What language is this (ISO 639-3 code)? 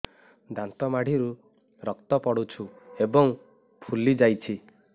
ori